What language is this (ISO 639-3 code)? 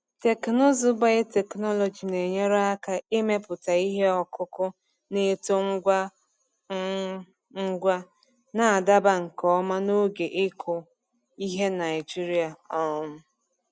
ibo